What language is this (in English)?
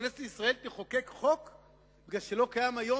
Hebrew